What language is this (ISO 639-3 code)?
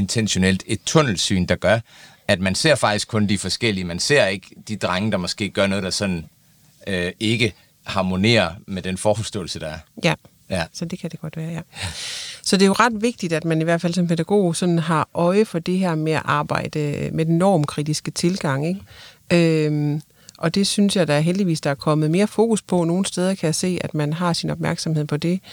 dan